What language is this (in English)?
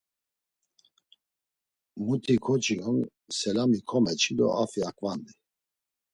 Laz